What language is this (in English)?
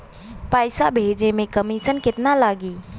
Bhojpuri